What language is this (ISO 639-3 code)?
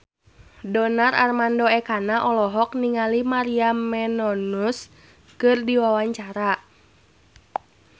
sun